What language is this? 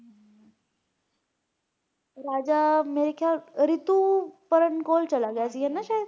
Punjabi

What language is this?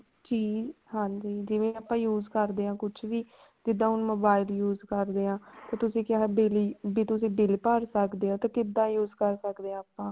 Punjabi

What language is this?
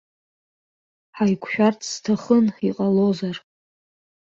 Abkhazian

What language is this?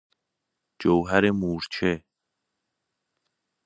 Persian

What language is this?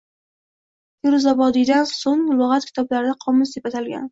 Uzbek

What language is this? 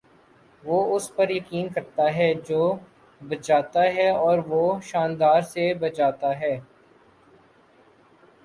Urdu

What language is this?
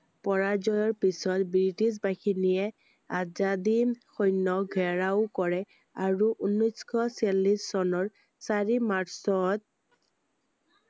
Assamese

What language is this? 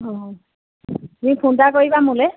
Assamese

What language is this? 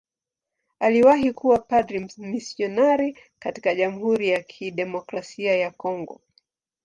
Swahili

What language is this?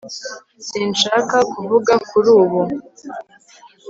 Kinyarwanda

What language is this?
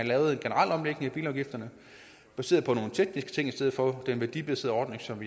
Danish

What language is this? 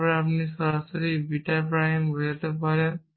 Bangla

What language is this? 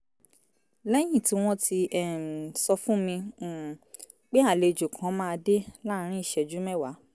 Yoruba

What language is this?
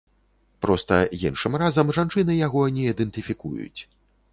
Belarusian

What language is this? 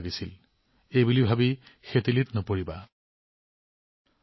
Assamese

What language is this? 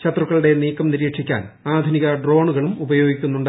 Malayalam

